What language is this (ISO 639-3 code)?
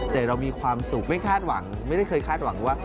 tha